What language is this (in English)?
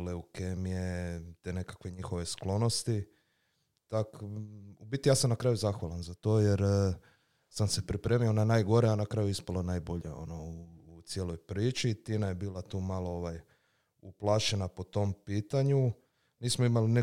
Croatian